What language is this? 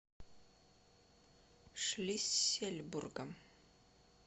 Russian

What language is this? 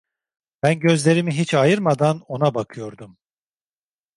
Turkish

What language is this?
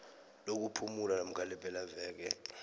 South Ndebele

